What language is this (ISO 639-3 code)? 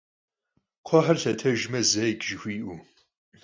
kbd